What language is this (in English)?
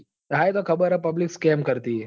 Gujarati